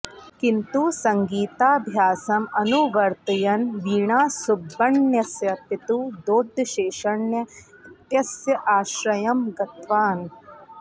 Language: Sanskrit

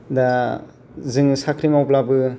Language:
Bodo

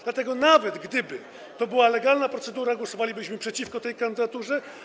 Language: Polish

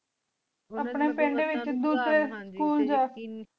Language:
Punjabi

